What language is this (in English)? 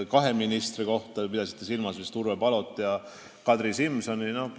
Estonian